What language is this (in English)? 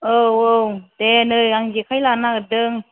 Bodo